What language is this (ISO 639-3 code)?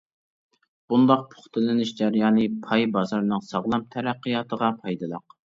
uig